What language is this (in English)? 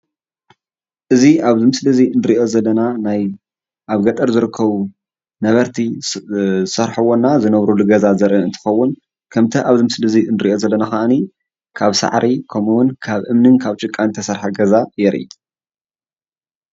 Tigrinya